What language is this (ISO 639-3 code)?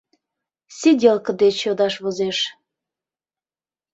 chm